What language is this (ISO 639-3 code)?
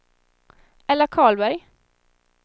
swe